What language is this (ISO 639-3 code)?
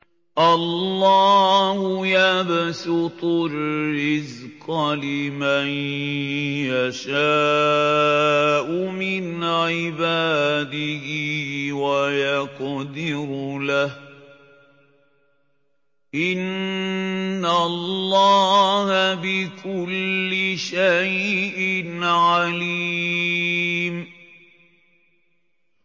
ara